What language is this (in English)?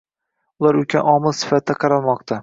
Uzbek